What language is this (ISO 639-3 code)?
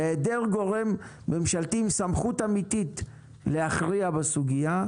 heb